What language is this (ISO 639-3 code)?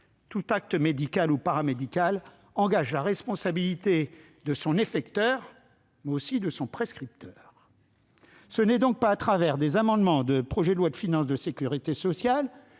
fra